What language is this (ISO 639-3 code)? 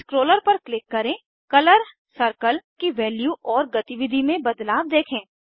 hin